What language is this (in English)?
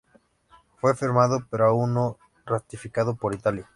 Spanish